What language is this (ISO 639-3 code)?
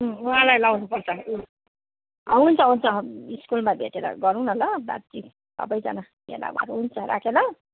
nep